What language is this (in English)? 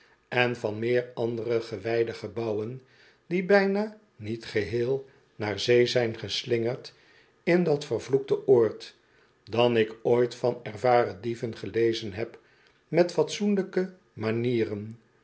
Dutch